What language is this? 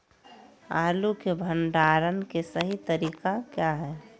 Magahi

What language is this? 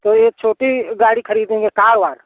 Hindi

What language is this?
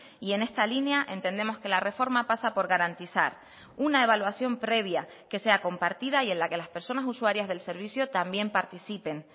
Spanish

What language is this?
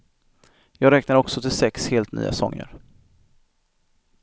Swedish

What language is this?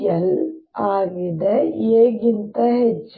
Kannada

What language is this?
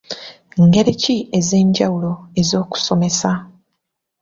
Ganda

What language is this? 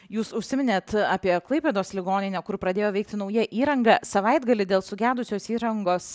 Lithuanian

